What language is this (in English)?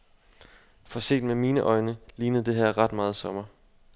Danish